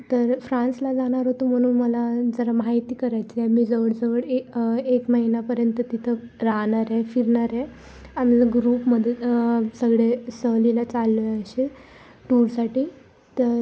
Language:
Marathi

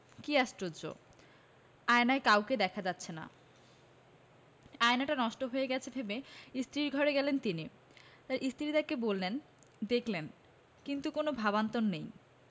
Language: Bangla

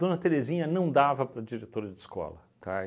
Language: Portuguese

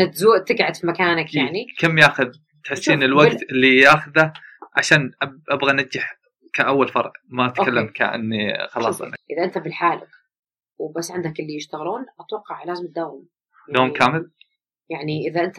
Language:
Arabic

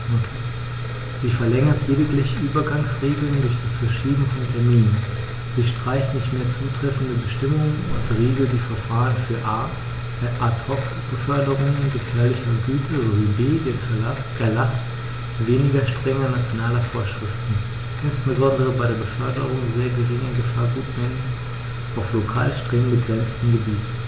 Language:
German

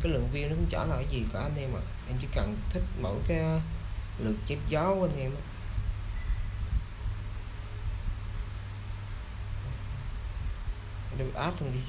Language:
Vietnamese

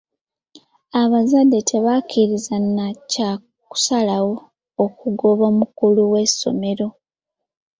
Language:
Ganda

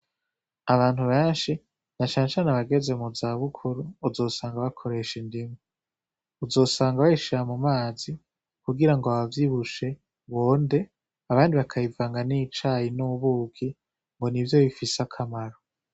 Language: Rundi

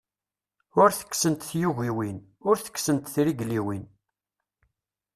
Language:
Kabyle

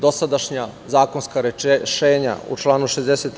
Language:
Serbian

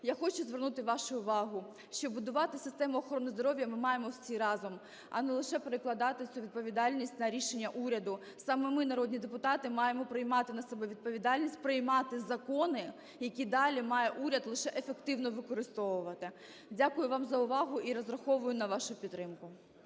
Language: Ukrainian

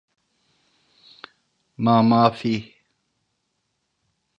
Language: Turkish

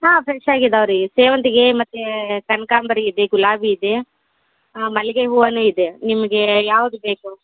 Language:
Kannada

